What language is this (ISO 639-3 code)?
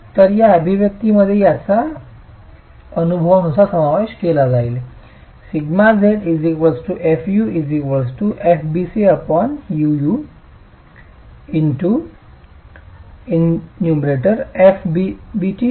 mar